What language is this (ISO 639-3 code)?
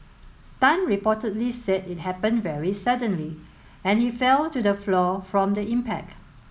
eng